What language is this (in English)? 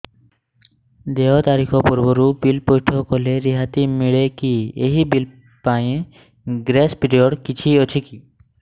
Odia